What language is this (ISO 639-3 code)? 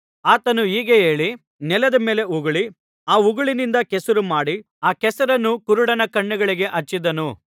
kan